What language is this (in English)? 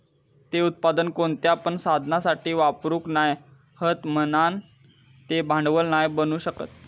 Marathi